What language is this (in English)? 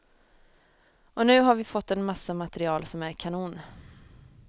Swedish